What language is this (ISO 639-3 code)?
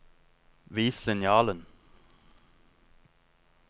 nor